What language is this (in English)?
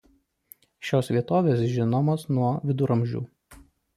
Lithuanian